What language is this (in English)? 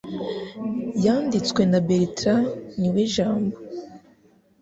Kinyarwanda